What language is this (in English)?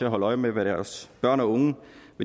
Danish